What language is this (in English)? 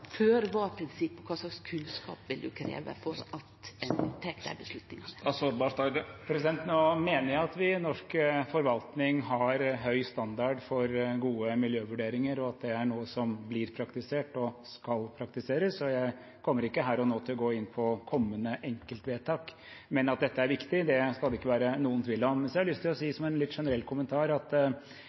Norwegian